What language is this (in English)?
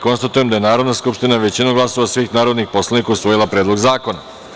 Serbian